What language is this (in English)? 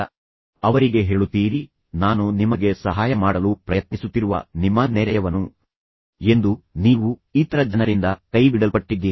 Kannada